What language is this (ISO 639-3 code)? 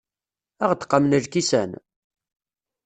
kab